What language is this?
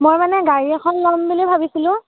Assamese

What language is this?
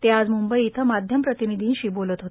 Marathi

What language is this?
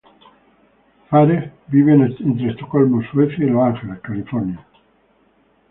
Spanish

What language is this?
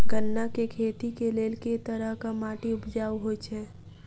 Maithili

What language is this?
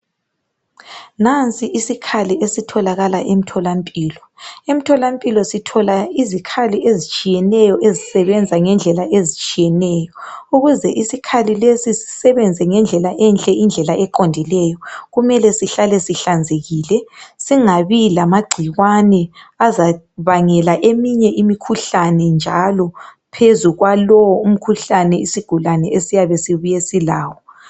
North Ndebele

